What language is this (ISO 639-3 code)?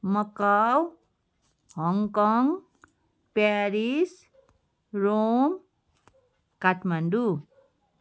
nep